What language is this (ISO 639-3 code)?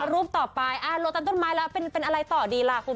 tha